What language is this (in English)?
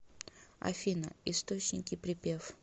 Russian